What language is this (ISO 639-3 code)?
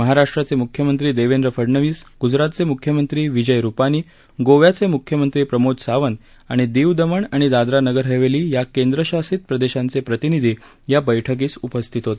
mar